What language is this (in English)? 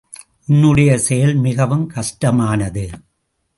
Tamil